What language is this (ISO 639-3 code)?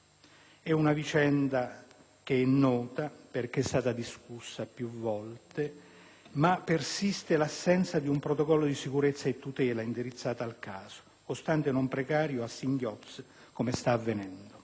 ita